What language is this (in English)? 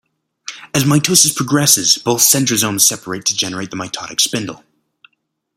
English